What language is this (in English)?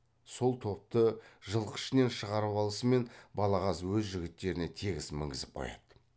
Kazakh